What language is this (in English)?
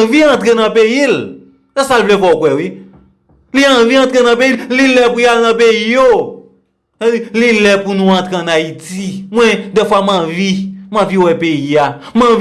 French